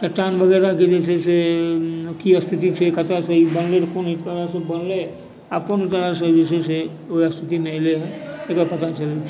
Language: Maithili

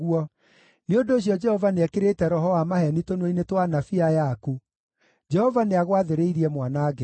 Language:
Kikuyu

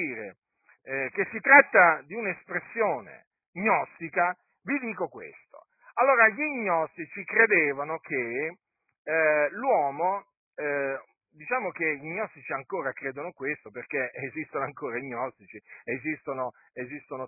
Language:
Italian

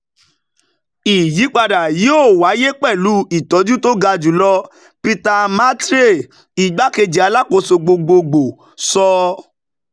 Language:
Yoruba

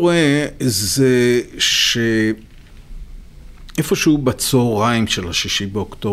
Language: Hebrew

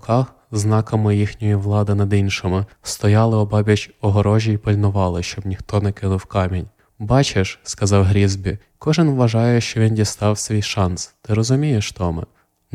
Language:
Ukrainian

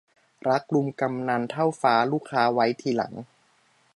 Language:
Thai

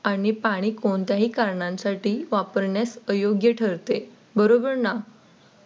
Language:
Marathi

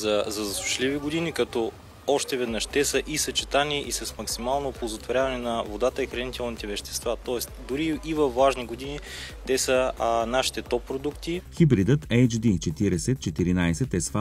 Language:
Bulgarian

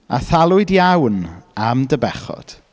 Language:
Welsh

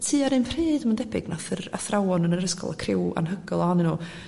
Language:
Welsh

